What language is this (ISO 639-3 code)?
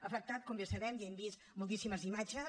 cat